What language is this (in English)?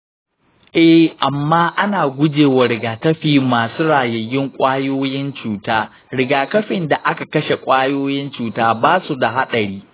Hausa